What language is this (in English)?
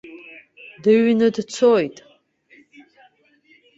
Abkhazian